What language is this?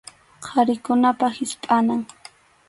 Arequipa-La Unión Quechua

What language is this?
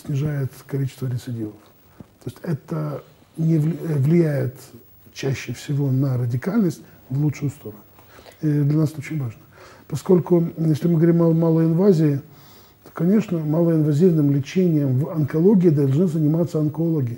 Russian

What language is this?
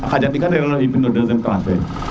Serer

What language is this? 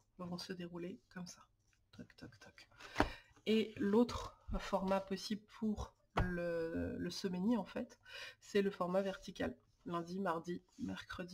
French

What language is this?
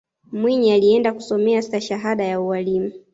Swahili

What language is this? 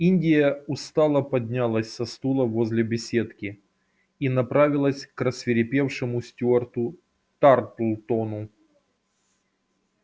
Russian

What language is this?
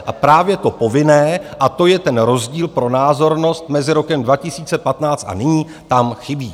Czech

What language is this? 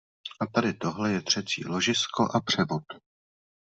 Czech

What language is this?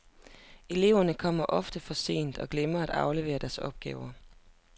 Danish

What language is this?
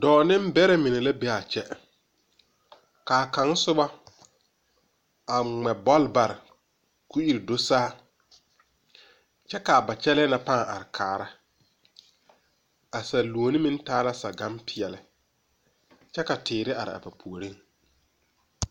Southern Dagaare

